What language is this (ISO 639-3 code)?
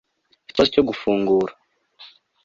kin